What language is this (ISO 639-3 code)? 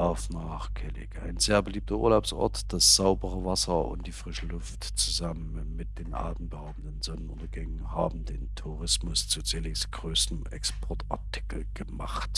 deu